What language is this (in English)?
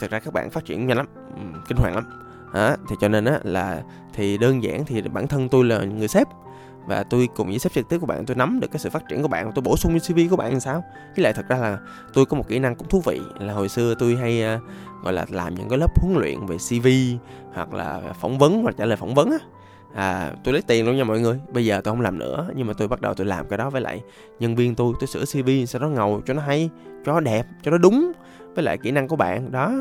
Vietnamese